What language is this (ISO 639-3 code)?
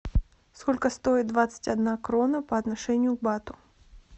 rus